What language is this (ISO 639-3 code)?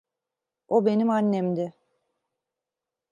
tur